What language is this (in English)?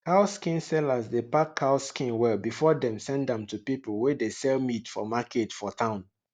Nigerian Pidgin